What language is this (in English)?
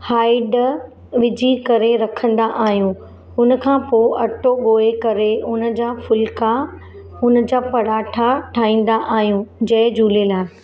Sindhi